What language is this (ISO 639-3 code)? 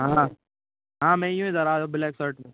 hin